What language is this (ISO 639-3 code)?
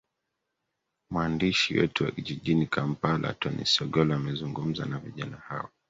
swa